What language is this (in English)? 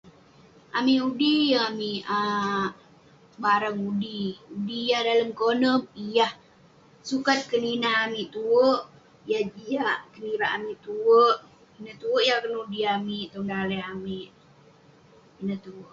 Western Penan